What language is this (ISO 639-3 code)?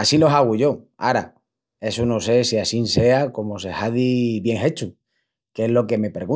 ext